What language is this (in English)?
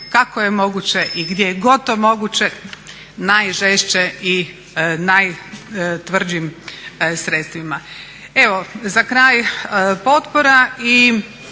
Croatian